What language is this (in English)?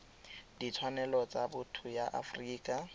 Tswana